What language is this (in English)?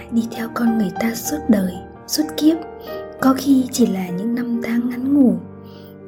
Vietnamese